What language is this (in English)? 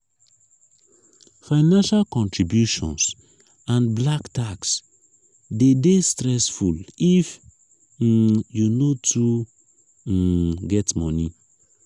Nigerian Pidgin